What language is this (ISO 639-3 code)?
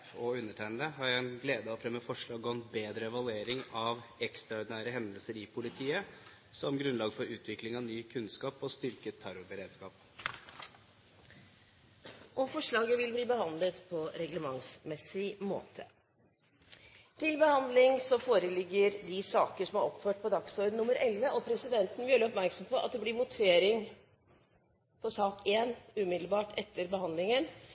nob